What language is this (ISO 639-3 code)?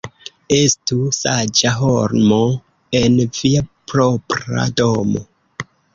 epo